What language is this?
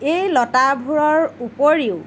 Assamese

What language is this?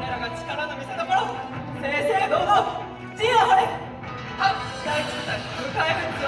Japanese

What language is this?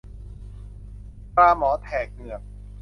Thai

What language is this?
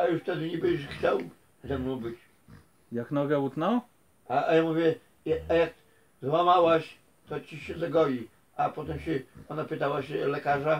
Polish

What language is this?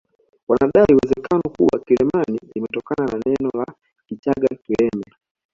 Swahili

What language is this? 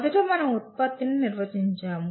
Telugu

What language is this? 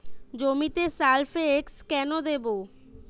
Bangla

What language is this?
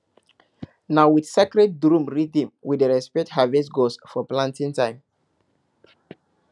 Nigerian Pidgin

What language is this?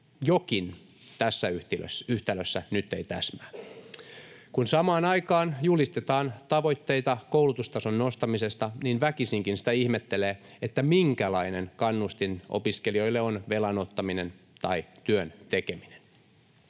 Finnish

